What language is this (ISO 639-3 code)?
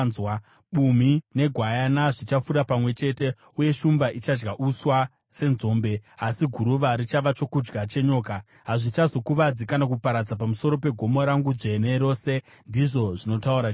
sna